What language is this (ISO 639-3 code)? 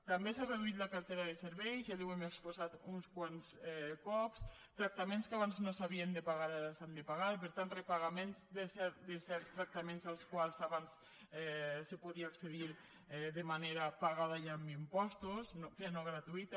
cat